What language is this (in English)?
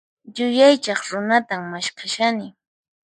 Puno Quechua